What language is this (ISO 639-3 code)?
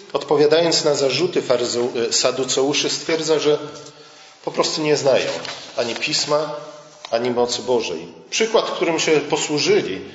pol